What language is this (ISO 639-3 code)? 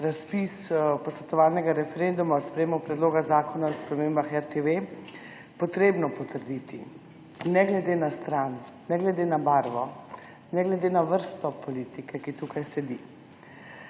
slv